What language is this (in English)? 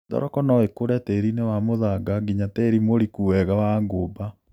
Kikuyu